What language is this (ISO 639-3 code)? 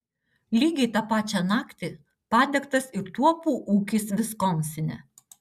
lit